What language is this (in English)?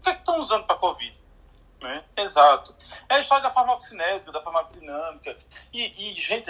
Portuguese